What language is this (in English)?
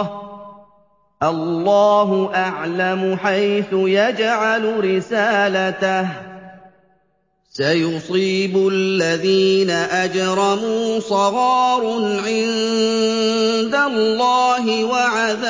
Arabic